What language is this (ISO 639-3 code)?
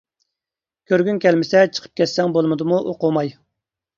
uig